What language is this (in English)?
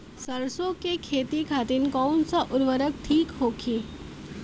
Bhojpuri